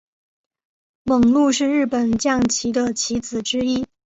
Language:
Chinese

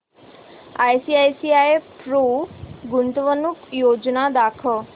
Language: Marathi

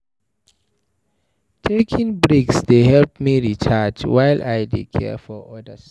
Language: Nigerian Pidgin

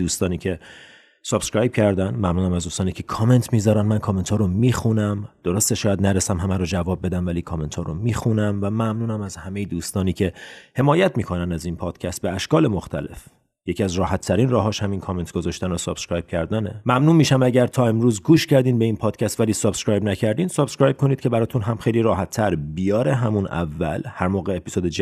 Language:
Persian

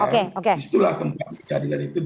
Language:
Indonesian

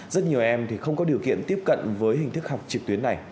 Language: Vietnamese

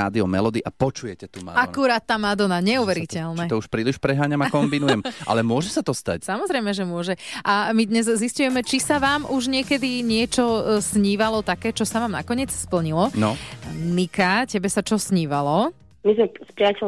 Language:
Slovak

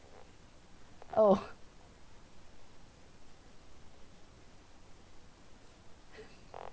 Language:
English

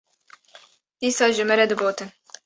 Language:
Kurdish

